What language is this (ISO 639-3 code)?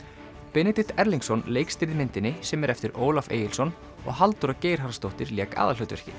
isl